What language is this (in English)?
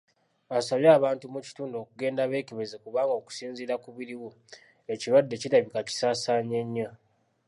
Ganda